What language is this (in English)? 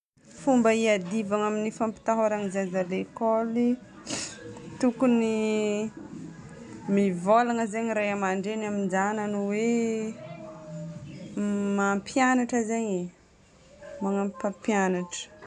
Northern Betsimisaraka Malagasy